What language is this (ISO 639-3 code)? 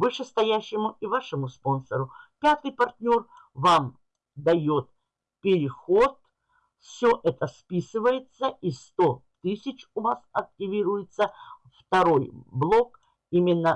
rus